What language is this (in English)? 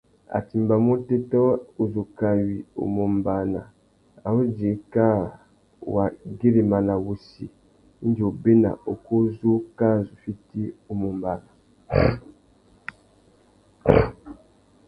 Tuki